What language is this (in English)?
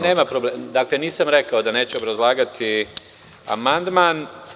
Serbian